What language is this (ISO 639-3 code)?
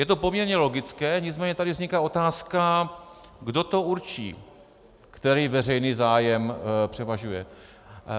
ces